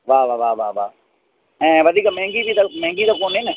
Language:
Sindhi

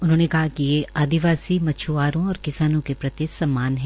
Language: Hindi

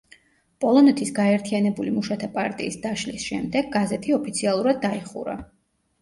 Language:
Georgian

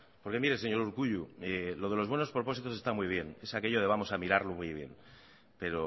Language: Spanish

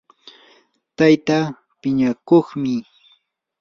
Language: Yanahuanca Pasco Quechua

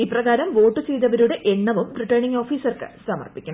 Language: Malayalam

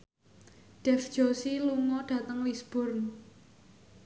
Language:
Javanese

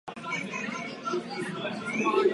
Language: Czech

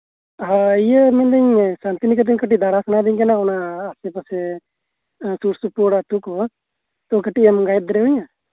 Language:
Santali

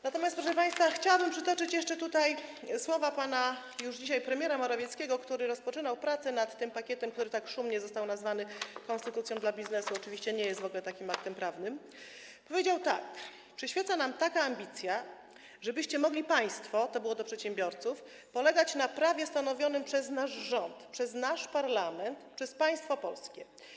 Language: Polish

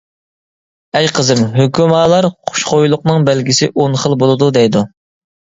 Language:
Uyghur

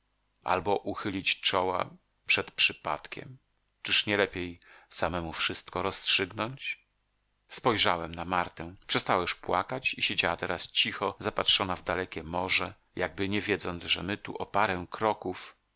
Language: Polish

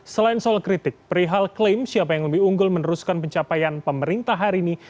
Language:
Indonesian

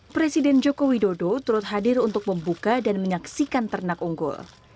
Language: Indonesian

